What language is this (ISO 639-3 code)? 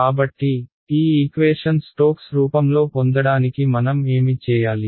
tel